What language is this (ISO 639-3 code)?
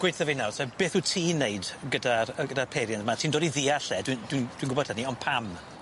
cym